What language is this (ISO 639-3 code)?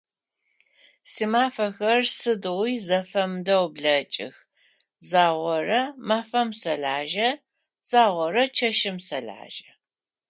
ady